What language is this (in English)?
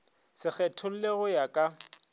Northern Sotho